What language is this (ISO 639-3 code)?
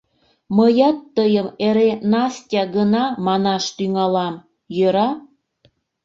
chm